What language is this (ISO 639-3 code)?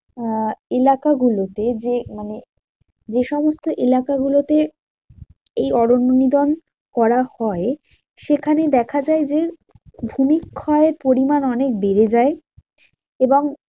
ben